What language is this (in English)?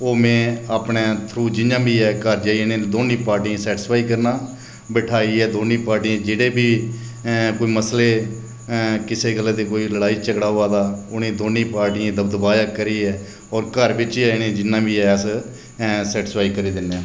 Dogri